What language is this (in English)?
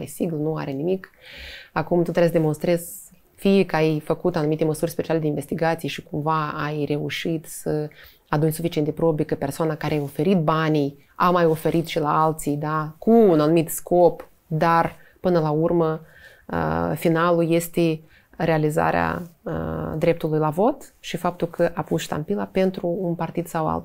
Romanian